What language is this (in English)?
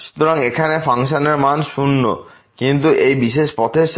Bangla